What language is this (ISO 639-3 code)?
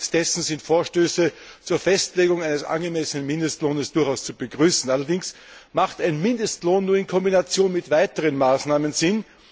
deu